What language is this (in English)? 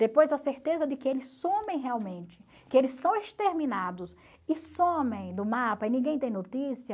Portuguese